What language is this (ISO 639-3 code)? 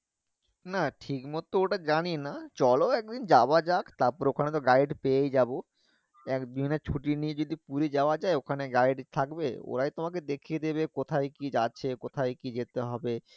ben